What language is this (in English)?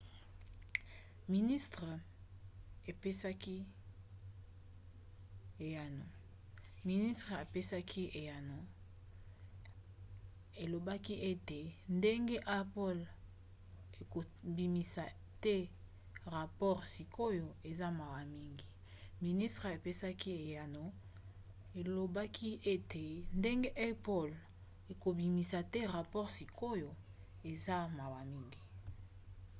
Lingala